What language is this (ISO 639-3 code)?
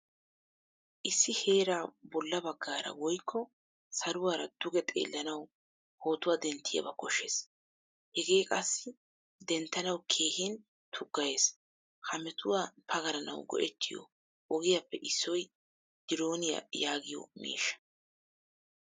wal